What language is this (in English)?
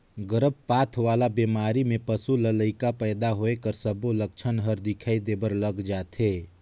Chhattisgarhi